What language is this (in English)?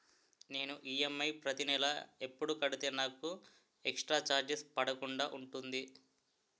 Telugu